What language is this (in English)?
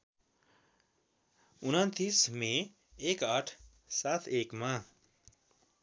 Nepali